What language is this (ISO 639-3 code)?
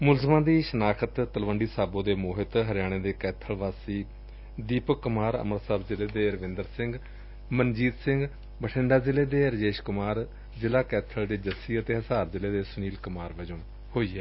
pan